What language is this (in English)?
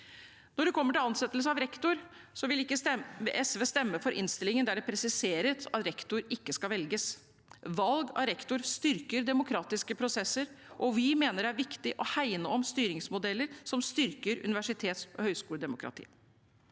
Norwegian